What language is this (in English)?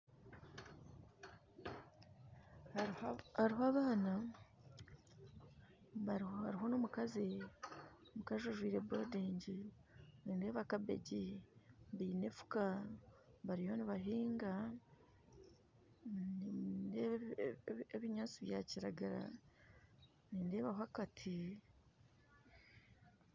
Nyankole